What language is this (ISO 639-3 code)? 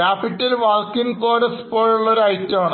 mal